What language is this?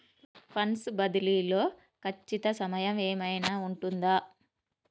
Telugu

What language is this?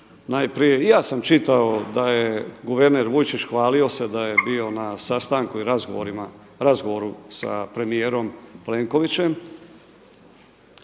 Croatian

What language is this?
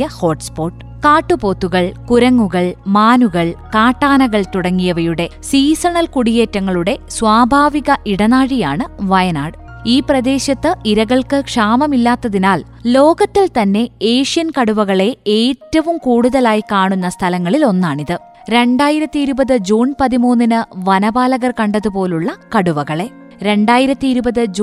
Malayalam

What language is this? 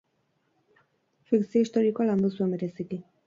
Basque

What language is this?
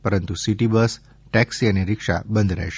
Gujarati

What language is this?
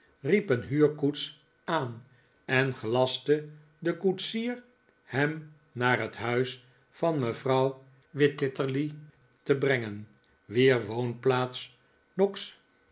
Dutch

